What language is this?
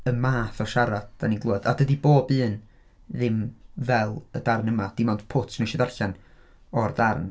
Welsh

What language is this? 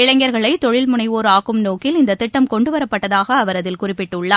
Tamil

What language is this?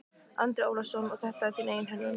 Icelandic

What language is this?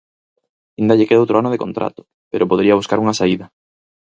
Galician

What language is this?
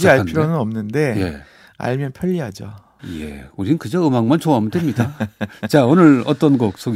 Korean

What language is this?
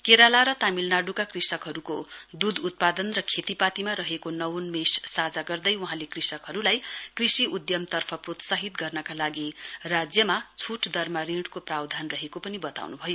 Nepali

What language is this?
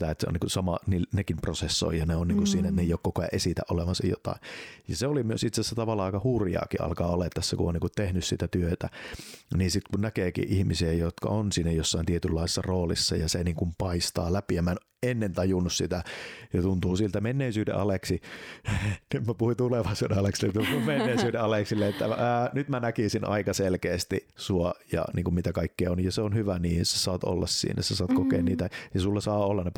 Finnish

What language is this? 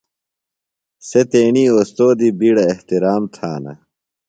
Phalura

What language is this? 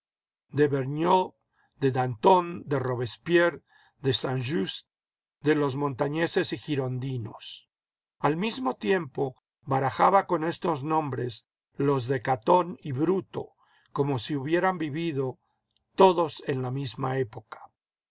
Spanish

